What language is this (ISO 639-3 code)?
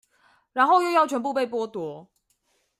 zho